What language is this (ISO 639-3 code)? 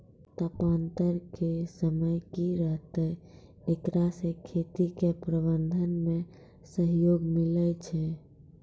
mai